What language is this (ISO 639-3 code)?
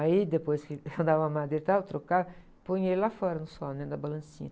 por